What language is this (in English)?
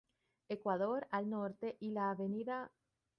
Spanish